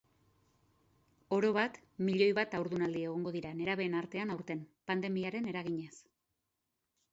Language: Basque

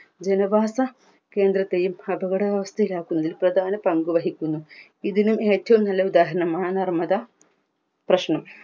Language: Malayalam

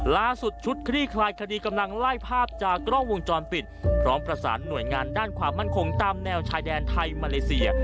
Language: Thai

